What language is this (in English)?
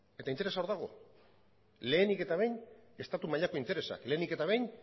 Basque